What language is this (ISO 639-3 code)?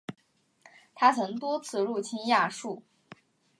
zho